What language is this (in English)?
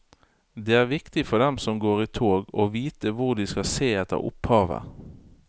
Norwegian